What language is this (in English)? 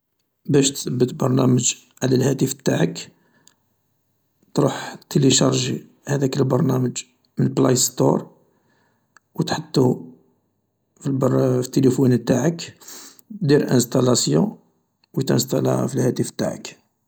Algerian Arabic